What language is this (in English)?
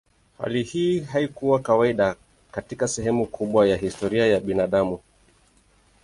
Swahili